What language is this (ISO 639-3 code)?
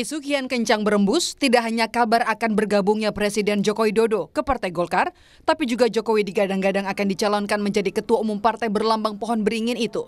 ind